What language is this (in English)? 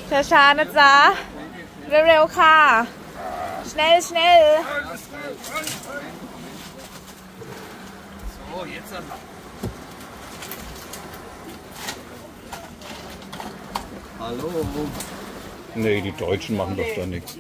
German